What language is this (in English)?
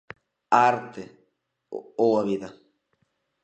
Galician